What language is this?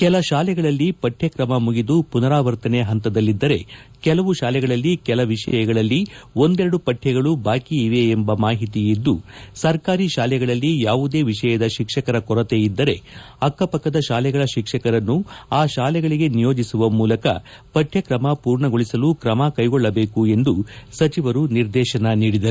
Kannada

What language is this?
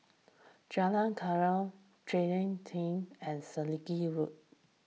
English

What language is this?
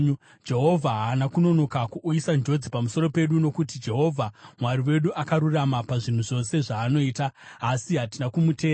Shona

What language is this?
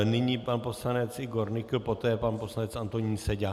Czech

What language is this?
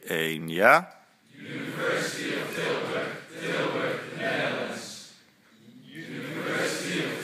Dutch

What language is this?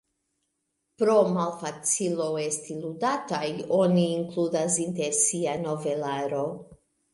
Esperanto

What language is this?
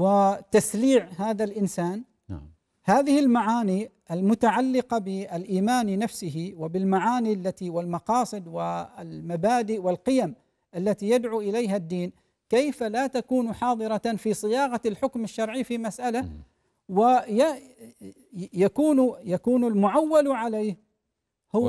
Arabic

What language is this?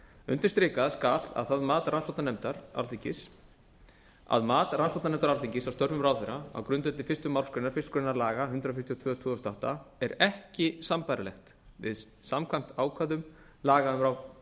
Icelandic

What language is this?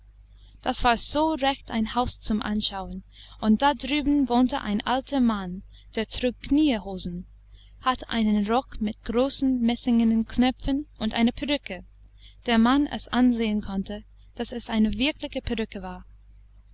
German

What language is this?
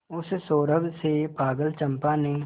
Hindi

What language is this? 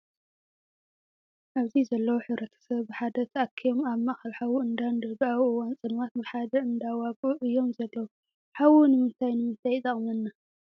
Tigrinya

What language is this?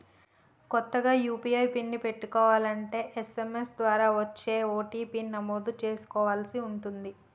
Telugu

